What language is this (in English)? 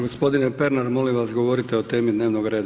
Croatian